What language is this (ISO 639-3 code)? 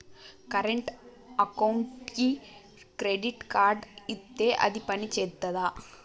tel